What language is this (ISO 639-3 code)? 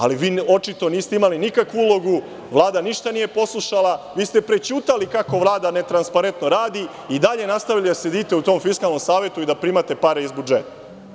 srp